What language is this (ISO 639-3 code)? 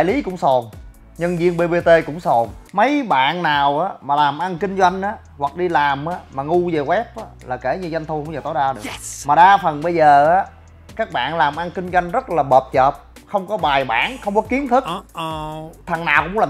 vie